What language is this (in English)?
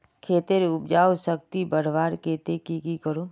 Magahi